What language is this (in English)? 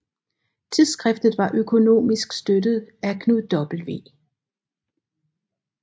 Danish